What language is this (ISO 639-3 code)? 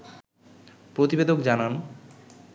ben